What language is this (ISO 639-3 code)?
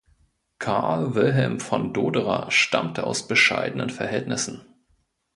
deu